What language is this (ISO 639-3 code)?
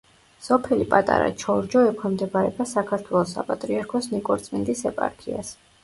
kat